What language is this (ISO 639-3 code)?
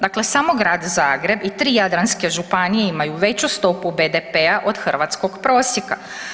hrv